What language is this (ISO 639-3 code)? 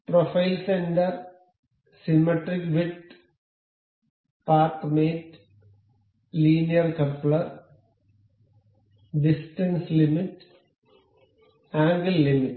mal